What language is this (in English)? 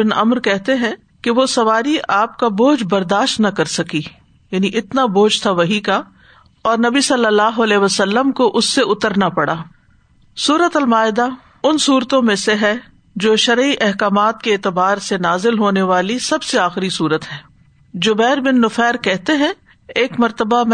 Urdu